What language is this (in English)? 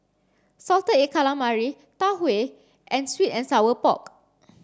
English